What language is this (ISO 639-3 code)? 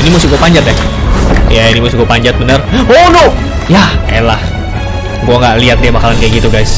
ind